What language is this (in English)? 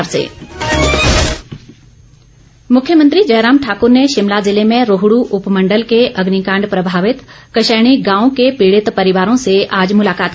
Hindi